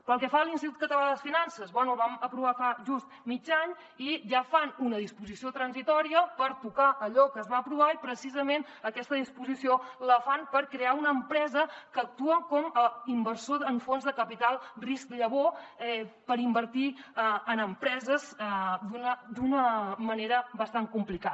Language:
Catalan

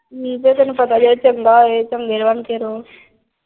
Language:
Punjabi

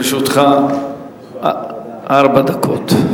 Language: Hebrew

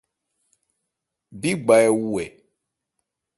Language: Ebrié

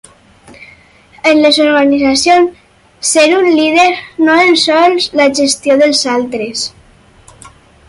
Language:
Catalan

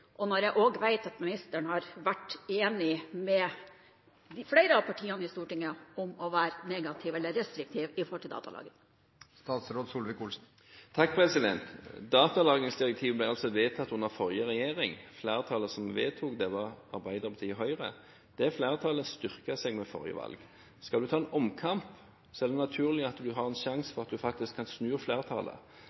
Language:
Norwegian Bokmål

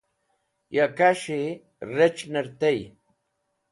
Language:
Wakhi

